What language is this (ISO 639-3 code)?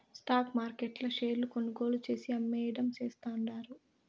tel